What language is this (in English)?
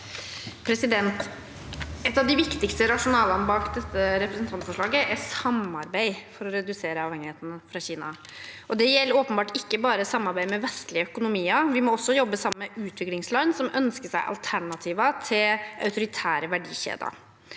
Norwegian